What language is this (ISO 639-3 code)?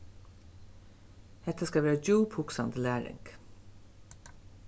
fao